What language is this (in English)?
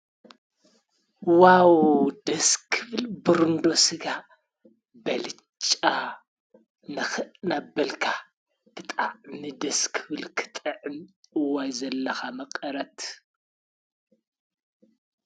Tigrinya